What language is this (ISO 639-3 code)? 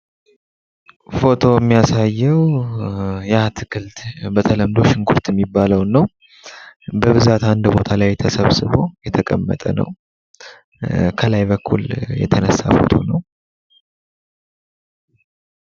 amh